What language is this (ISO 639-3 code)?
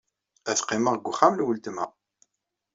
kab